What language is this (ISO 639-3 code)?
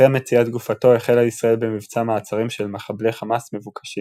heb